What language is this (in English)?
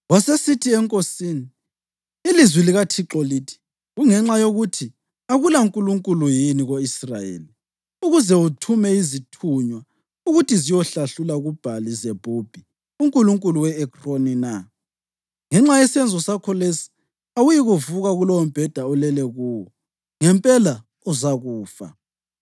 North Ndebele